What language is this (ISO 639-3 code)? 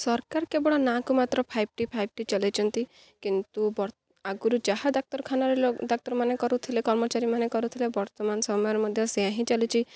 ori